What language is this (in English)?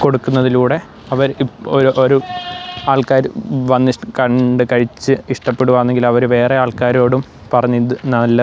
Malayalam